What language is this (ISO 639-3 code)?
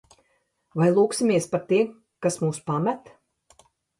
lav